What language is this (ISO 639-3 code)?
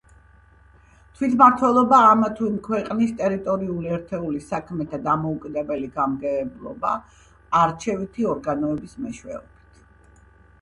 kat